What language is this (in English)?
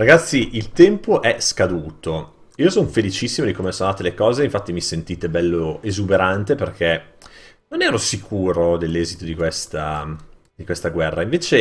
Italian